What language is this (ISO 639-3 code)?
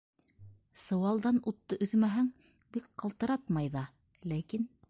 bak